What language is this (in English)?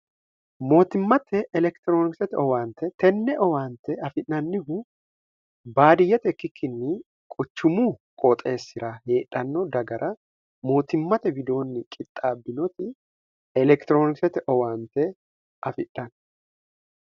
Sidamo